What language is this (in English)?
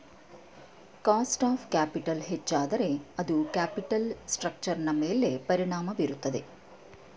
Kannada